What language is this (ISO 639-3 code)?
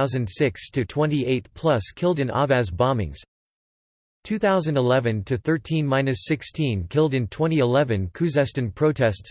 eng